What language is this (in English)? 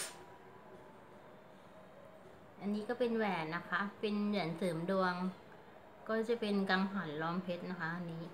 Thai